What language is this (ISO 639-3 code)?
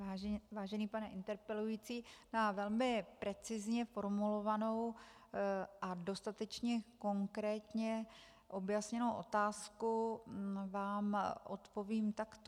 ces